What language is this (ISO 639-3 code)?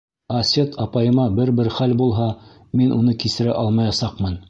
bak